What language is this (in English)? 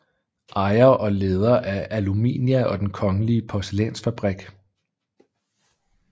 Danish